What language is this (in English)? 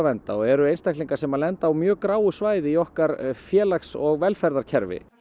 Icelandic